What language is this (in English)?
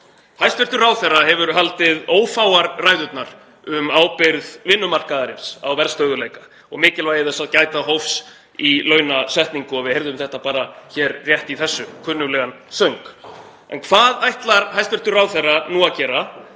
Icelandic